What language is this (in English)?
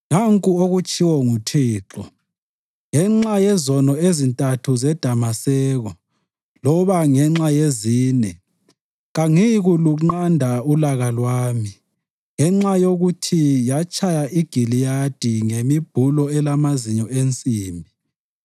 North Ndebele